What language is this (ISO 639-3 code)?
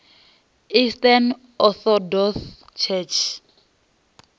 ven